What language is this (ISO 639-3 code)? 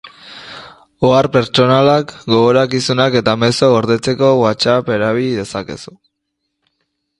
eus